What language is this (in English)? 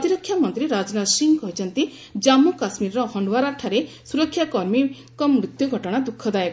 Odia